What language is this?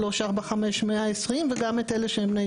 Hebrew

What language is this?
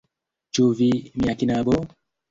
Esperanto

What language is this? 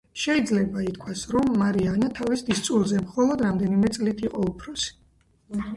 Georgian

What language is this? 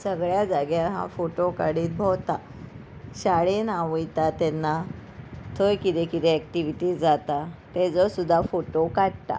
Konkani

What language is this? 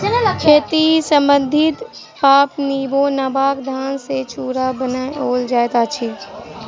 Maithili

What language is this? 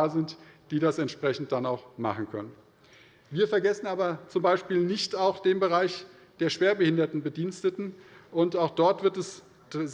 German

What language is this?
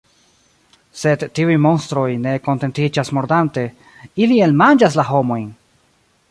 Esperanto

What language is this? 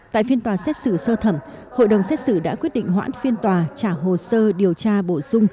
Vietnamese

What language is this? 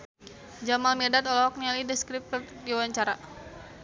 Sundanese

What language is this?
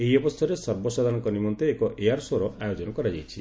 Odia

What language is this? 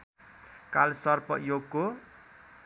Nepali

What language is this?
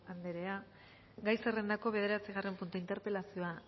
Basque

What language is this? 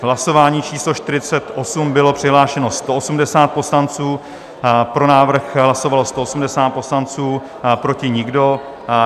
Czech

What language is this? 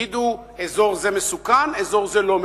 Hebrew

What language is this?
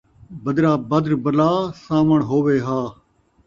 Saraiki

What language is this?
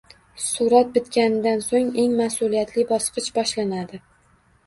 Uzbek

